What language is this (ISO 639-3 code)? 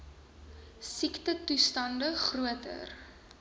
afr